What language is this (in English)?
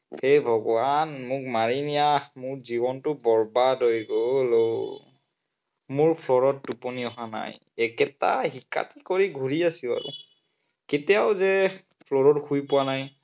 Assamese